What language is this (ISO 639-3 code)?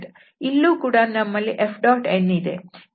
kan